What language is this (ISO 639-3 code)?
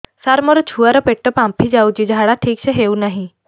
ori